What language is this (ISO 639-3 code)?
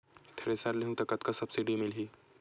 hne